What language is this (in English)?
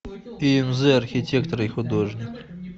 Russian